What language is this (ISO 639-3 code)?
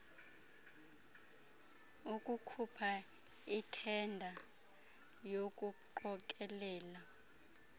xho